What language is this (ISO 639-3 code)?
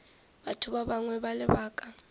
nso